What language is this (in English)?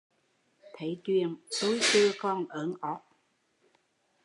Vietnamese